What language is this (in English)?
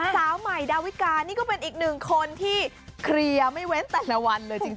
Thai